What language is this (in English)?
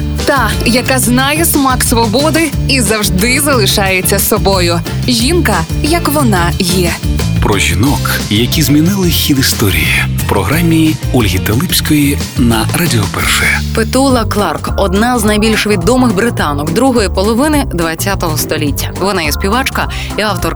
Ukrainian